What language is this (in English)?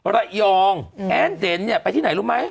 Thai